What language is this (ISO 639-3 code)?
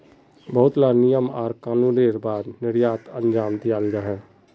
mag